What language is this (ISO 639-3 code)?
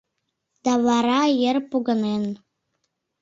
chm